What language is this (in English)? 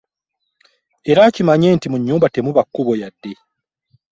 Ganda